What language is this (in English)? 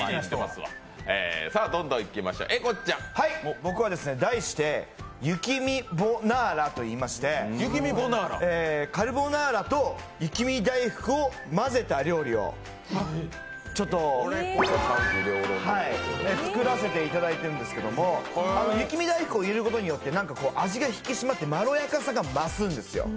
Japanese